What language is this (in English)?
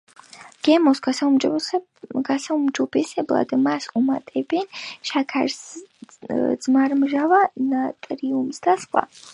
Georgian